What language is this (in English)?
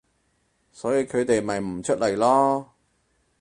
Cantonese